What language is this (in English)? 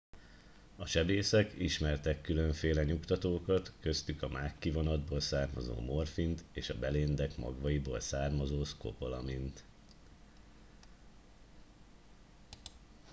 Hungarian